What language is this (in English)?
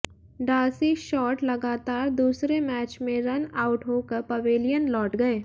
Hindi